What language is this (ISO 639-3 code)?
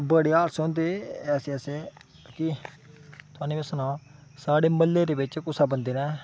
doi